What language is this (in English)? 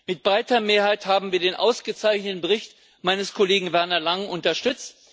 German